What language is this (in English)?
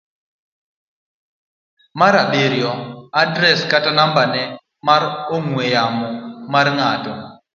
Luo (Kenya and Tanzania)